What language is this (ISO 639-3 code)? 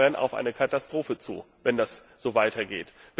deu